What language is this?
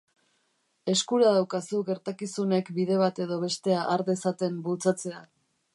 Basque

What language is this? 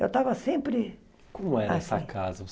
Portuguese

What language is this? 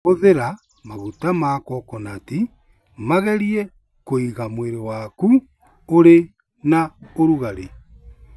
Kikuyu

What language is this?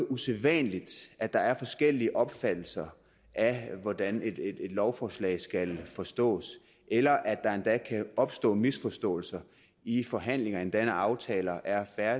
Danish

